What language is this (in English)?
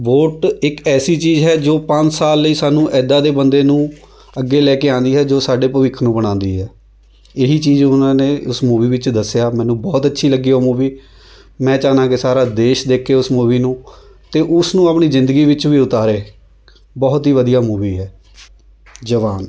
Punjabi